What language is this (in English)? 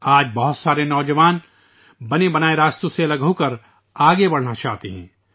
Urdu